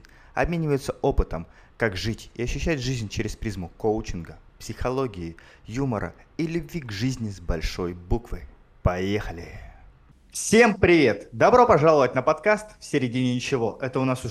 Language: Russian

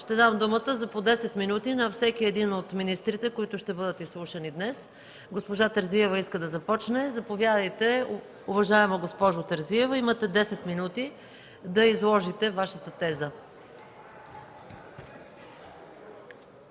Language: Bulgarian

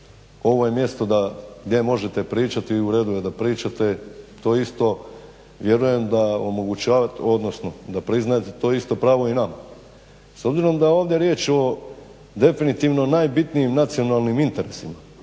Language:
Croatian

